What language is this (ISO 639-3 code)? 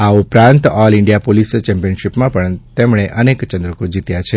guj